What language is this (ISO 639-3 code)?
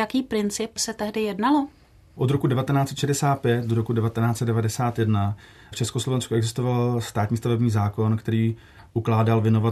ces